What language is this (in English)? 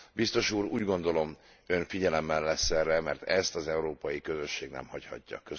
Hungarian